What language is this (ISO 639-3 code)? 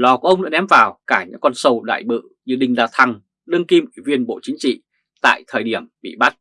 vie